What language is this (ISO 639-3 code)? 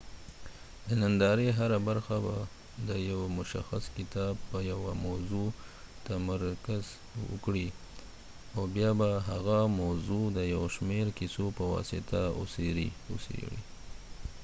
pus